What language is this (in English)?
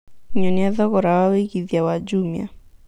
Kikuyu